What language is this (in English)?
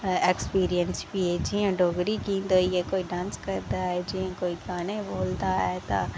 Dogri